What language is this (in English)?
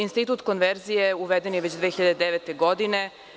Serbian